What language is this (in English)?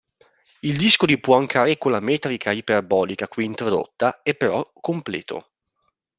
Italian